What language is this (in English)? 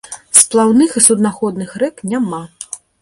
Belarusian